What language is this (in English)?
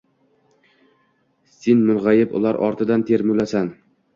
Uzbek